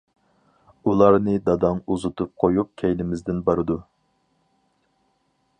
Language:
Uyghur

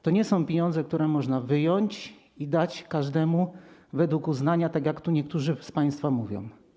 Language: Polish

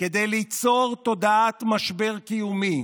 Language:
Hebrew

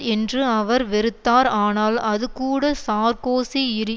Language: Tamil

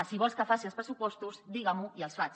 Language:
Catalan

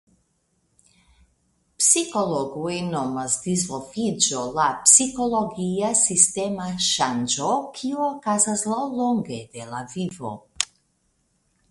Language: Esperanto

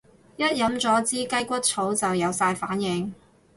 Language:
Cantonese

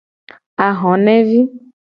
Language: Gen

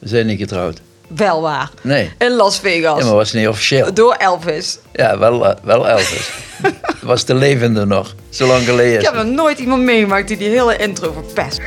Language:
Dutch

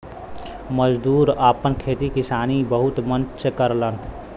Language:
Bhojpuri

